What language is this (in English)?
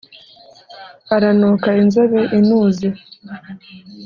Kinyarwanda